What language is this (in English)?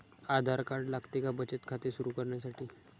Marathi